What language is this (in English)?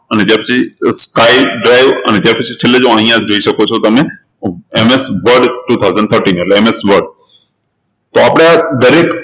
Gujarati